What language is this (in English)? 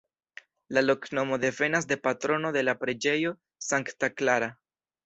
Esperanto